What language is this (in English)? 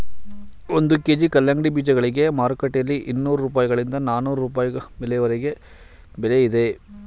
Kannada